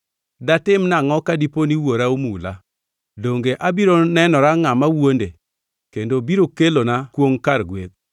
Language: Luo (Kenya and Tanzania)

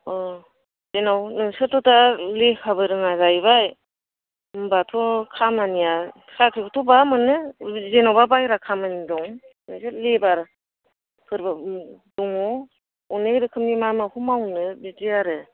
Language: Bodo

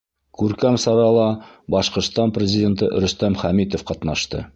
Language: Bashkir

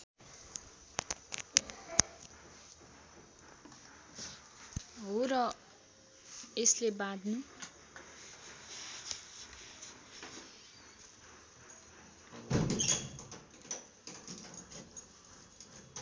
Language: Nepali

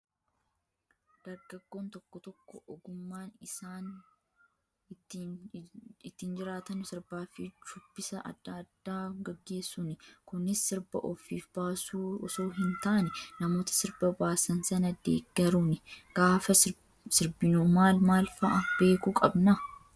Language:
Oromo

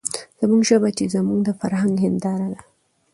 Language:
Pashto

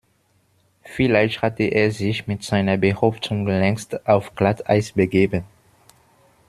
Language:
German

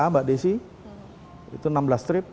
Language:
Indonesian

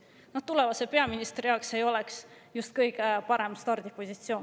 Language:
Estonian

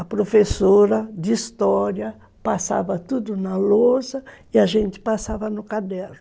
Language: Portuguese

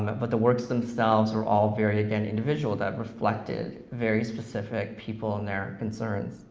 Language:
English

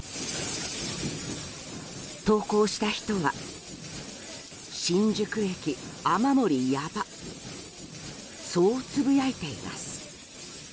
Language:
Japanese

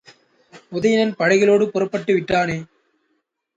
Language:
Tamil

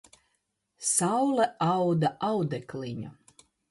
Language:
Latvian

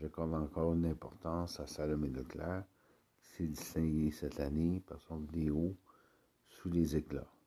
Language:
French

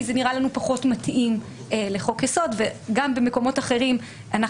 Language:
Hebrew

